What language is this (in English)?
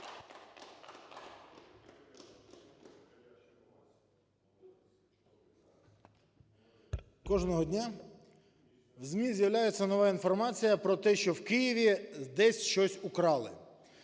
Ukrainian